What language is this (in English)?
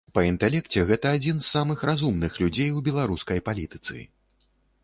Belarusian